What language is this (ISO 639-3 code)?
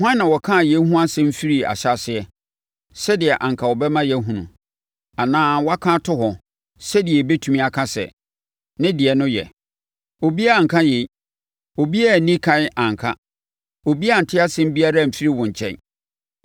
aka